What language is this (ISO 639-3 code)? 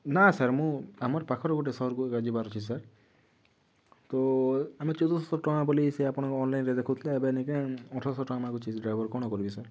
ori